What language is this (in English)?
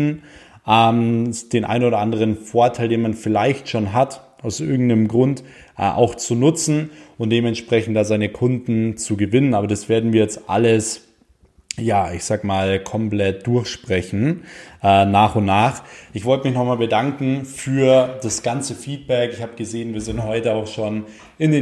German